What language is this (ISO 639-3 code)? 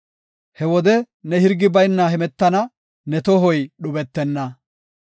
gof